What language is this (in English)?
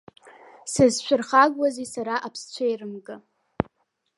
Abkhazian